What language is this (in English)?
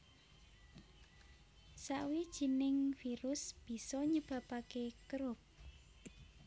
Javanese